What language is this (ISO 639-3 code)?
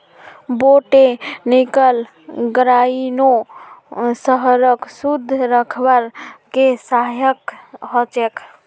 mag